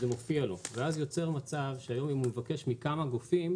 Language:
Hebrew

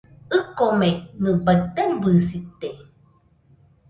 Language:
Nüpode Huitoto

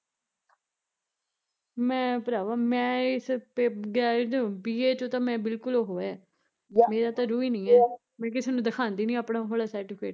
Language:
Punjabi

